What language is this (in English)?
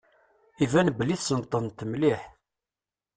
Kabyle